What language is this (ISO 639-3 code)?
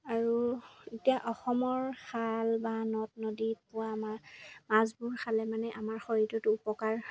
asm